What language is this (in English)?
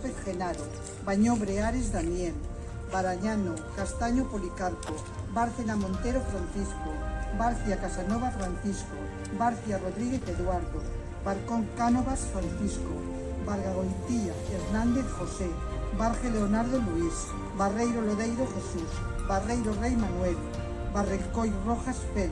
Spanish